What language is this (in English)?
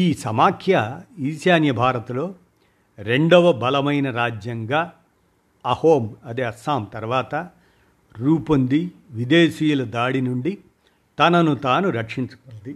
Telugu